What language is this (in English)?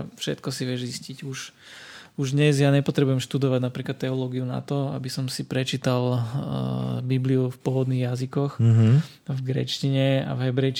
Slovak